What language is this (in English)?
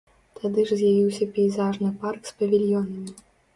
Belarusian